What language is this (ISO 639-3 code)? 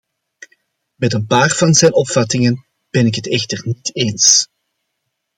nld